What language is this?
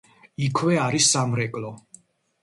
Georgian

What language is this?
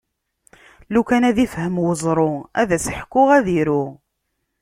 Kabyle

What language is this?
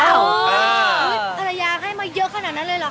Thai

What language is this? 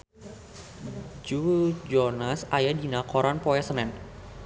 Sundanese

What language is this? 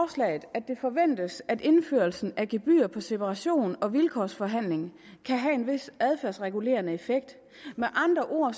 Danish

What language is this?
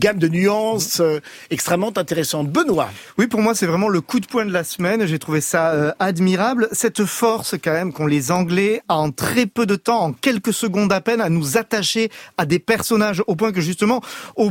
French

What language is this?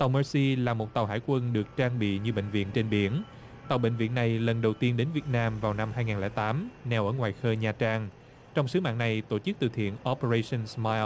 Vietnamese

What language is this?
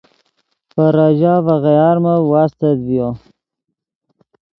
Yidgha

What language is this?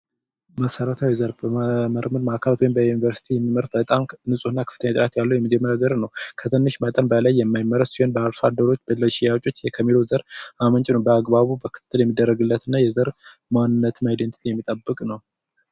Amharic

